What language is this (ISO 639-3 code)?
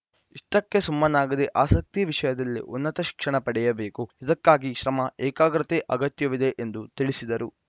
kan